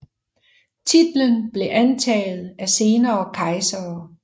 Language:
Danish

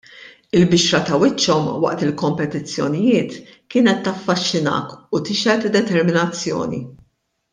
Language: Maltese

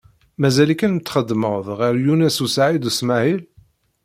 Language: Kabyle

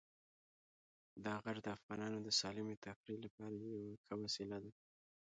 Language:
Pashto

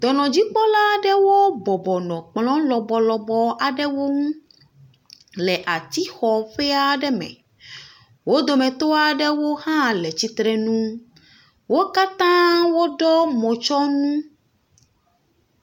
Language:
Ewe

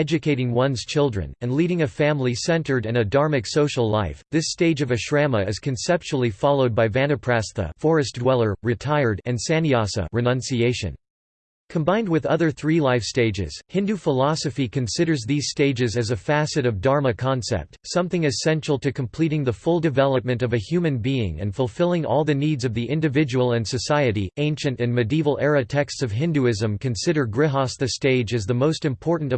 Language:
English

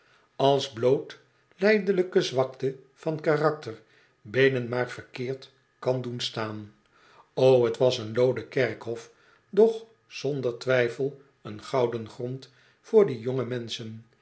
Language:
Dutch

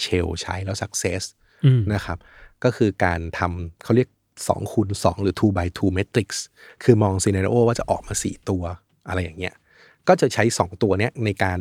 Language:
Thai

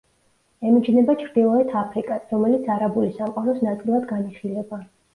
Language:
Georgian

